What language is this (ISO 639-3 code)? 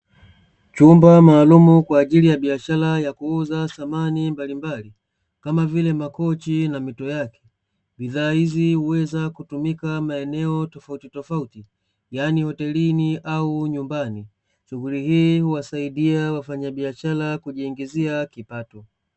swa